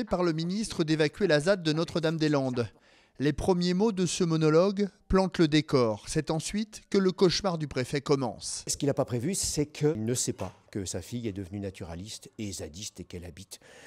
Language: French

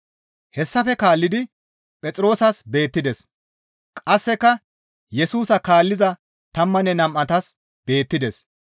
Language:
Gamo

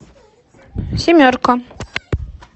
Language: Russian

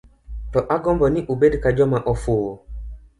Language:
Luo (Kenya and Tanzania)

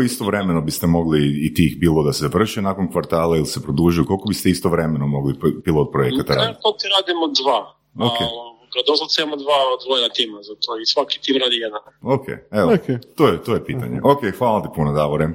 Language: Croatian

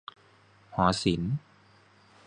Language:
Thai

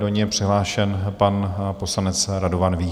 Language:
Czech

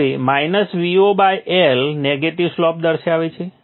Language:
Gujarati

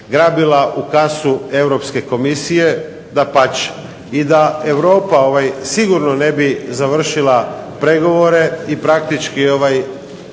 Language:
Croatian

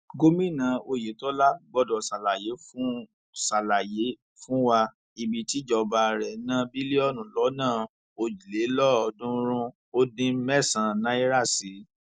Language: Yoruba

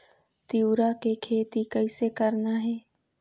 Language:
Chhattisgarhi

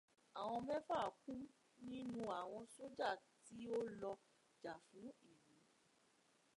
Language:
Yoruba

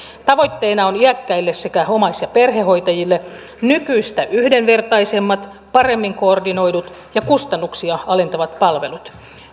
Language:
Finnish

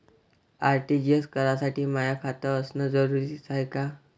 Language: Marathi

